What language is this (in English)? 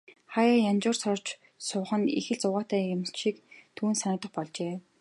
Mongolian